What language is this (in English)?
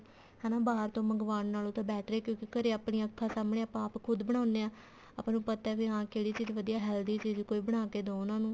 Punjabi